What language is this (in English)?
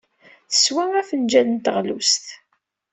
Kabyle